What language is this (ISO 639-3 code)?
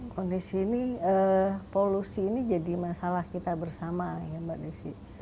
ind